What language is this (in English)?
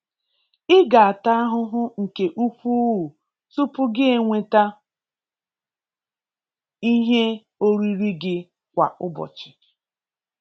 Igbo